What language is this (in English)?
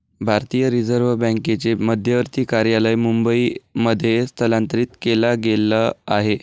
Marathi